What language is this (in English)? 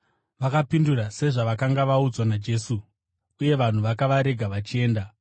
Shona